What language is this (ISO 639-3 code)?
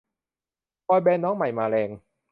tha